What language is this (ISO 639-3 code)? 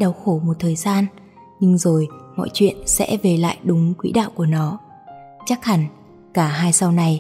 vie